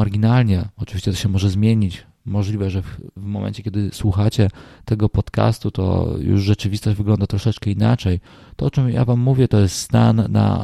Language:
Polish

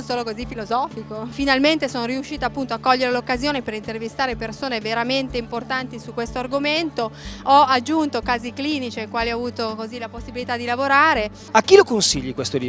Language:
Italian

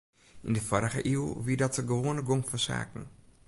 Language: Western Frisian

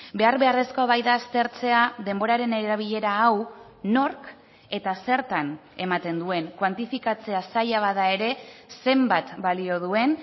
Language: Basque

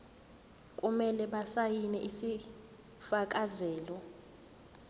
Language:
Zulu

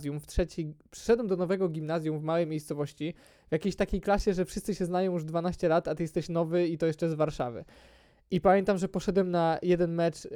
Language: Polish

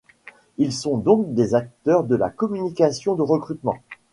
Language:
French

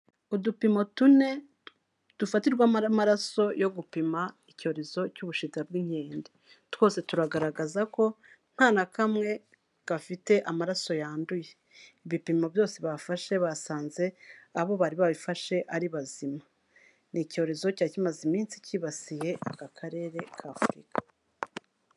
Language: Kinyarwanda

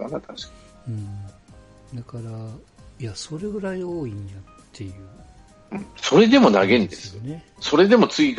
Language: Japanese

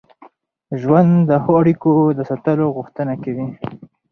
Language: Pashto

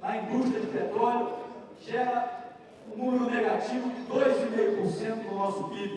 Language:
Portuguese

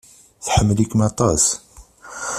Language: Kabyle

